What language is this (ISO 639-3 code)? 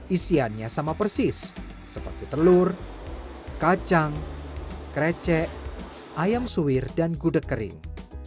ind